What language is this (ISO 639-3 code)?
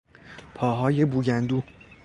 fas